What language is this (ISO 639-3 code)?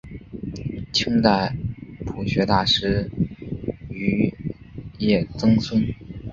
zho